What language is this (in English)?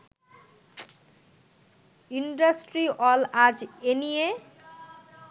Bangla